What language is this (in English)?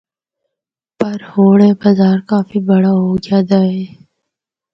Northern Hindko